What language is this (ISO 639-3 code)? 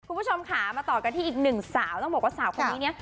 tha